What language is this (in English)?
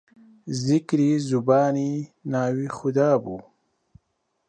Central Kurdish